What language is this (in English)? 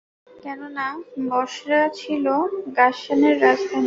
Bangla